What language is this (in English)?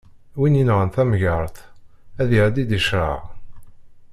Kabyle